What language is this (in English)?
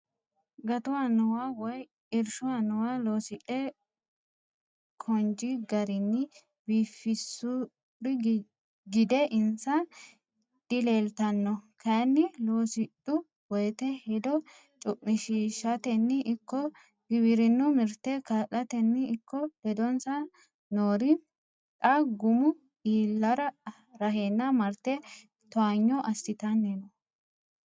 Sidamo